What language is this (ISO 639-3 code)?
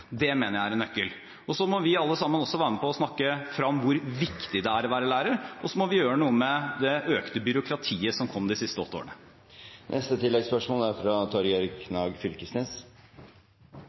nor